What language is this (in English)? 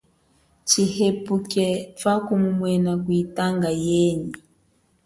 Chokwe